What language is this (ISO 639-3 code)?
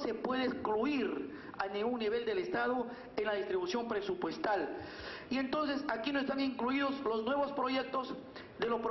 spa